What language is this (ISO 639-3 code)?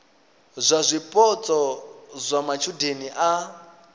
ven